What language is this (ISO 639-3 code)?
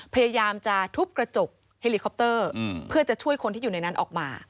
tha